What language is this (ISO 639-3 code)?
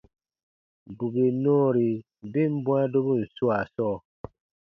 bba